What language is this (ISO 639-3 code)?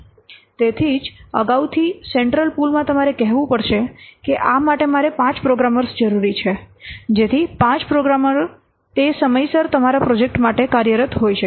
guj